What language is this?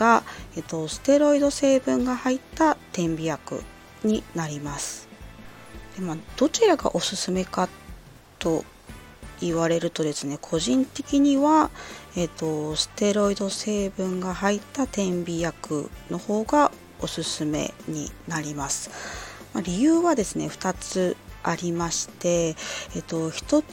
Japanese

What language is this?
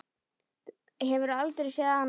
Icelandic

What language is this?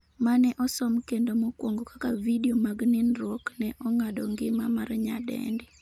Luo (Kenya and Tanzania)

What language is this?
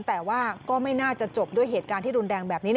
Thai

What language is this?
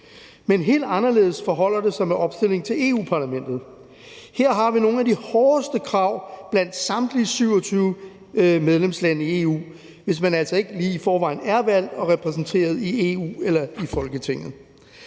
Danish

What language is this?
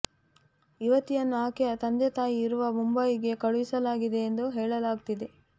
Kannada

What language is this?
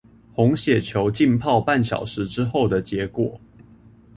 Chinese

